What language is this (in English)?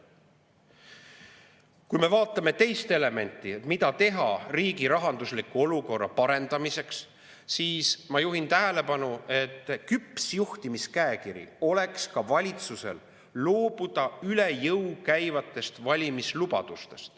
Estonian